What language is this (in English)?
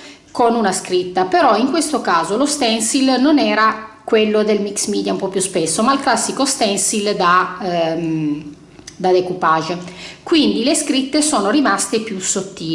Italian